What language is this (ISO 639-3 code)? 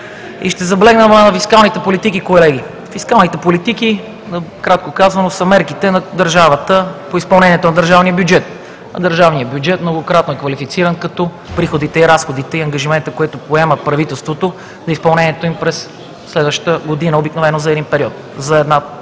bul